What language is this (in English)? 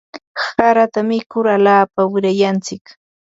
Ambo-Pasco Quechua